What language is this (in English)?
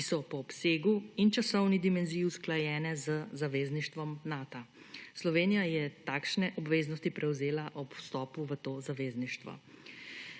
Slovenian